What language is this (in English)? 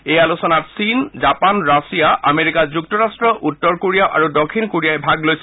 Assamese